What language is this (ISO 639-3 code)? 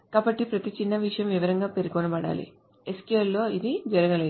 tel